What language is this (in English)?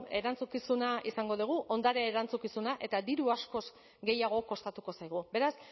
Basque